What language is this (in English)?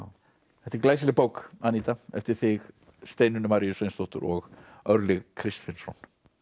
Icelandic